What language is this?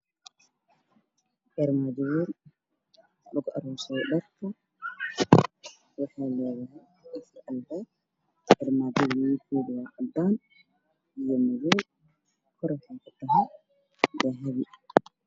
Somali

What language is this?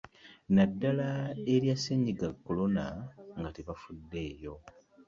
Ganda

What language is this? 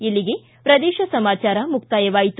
Kannada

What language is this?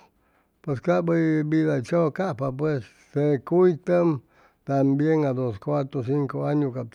Chimalapa Zoque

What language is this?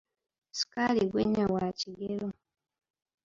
Ganda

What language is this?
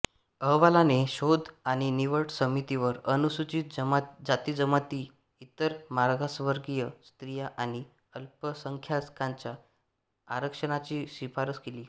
Marathi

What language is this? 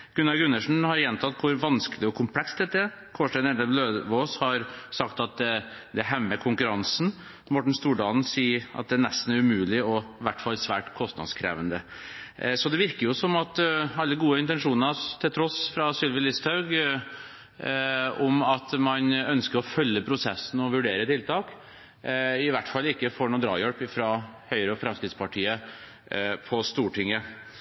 Norwegian Bokmål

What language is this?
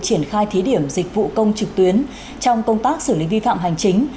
Vietnamese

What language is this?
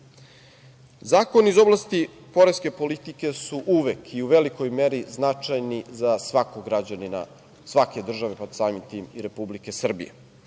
Serbian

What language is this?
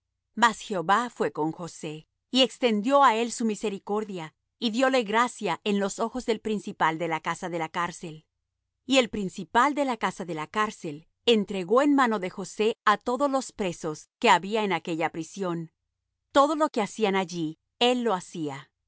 Spanish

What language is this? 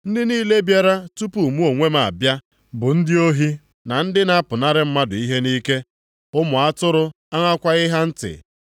Igbo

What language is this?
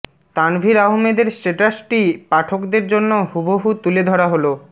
Bangla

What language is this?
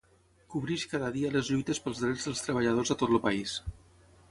Catalan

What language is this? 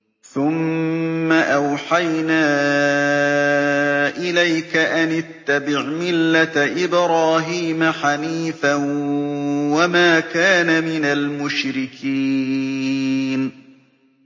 Arabic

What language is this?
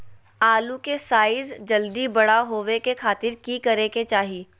Magahi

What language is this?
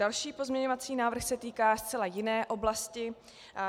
Czech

